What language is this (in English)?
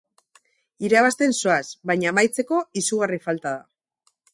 Basque